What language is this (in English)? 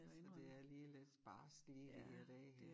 Danish